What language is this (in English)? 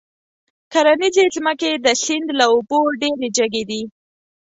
Pashto